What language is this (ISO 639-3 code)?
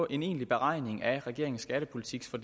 dan